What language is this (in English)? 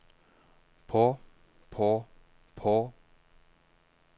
Norwegian